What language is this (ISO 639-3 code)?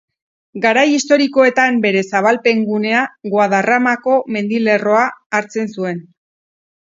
eus